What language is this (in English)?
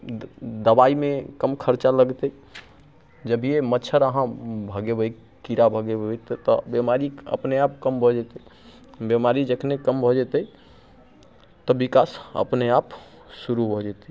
Maithili